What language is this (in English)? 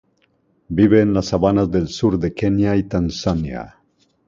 Spanish